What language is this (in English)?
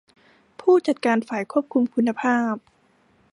Thai